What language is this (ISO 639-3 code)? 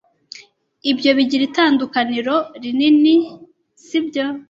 kin